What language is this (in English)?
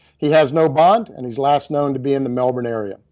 English